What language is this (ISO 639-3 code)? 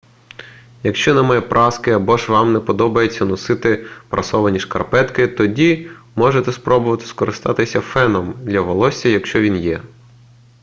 ukr